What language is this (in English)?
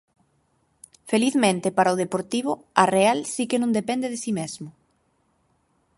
Galician